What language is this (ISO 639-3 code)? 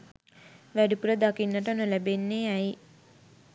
sin